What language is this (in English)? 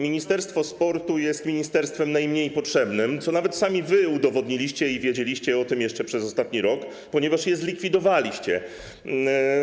Polish